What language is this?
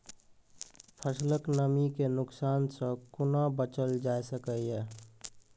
Maithili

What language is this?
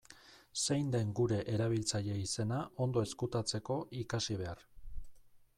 Basque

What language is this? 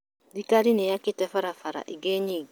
Kikuyu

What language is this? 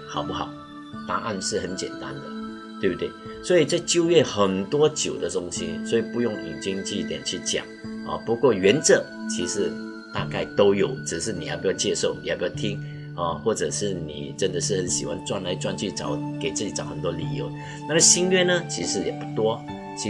Chinese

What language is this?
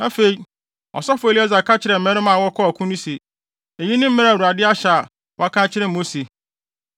Akan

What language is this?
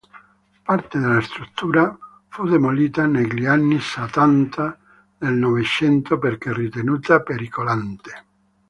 Italian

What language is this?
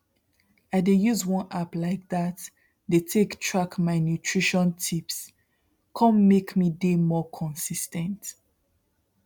Nigerian Pidgin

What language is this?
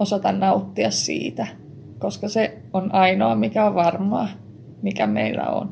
Finnish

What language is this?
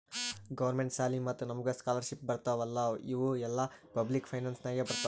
Kannada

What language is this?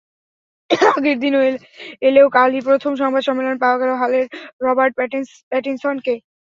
Bangla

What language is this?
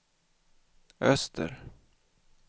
Swedish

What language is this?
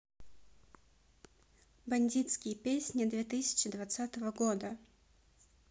Russian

